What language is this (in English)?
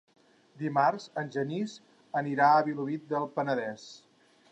Catalan